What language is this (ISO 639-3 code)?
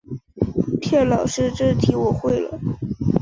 zho